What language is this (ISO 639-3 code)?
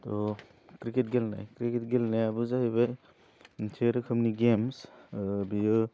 brx